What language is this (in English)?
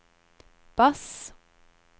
Norwegian